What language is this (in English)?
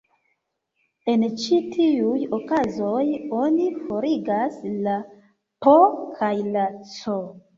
Esperanto